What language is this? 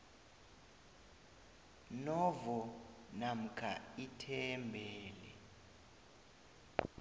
South Ndebele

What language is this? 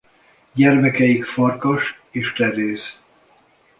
Hungarian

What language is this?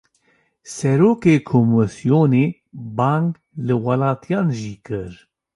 Kurdish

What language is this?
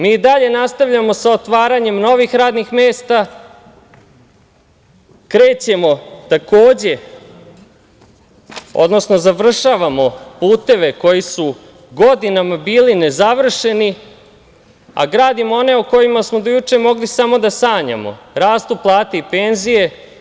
Serbian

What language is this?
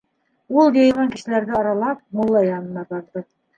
Bashkir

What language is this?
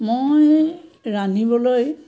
Assamese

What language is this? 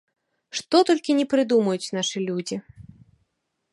Belarusian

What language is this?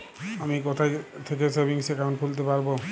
Bangla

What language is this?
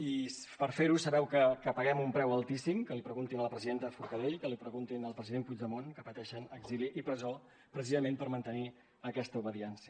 Catalan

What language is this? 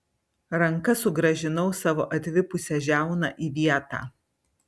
Lithuanian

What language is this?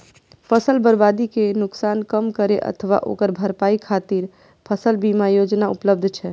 Maithili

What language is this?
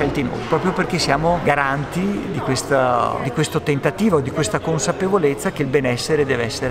Italian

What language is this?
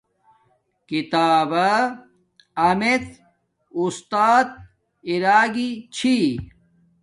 Domaaki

